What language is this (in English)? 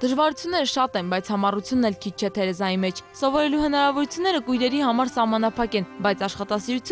Romanian